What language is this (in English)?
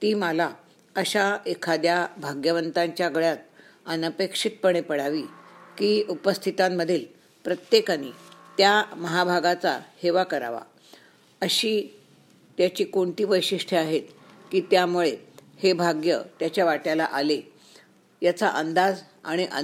Marathi